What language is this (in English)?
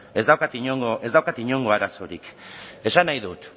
Basque